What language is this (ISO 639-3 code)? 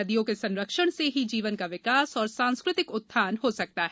hin